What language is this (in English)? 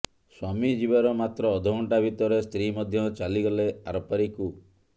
Odia